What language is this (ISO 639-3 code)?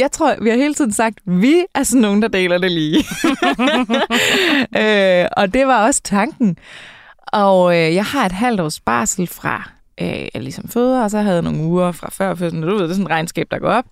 dan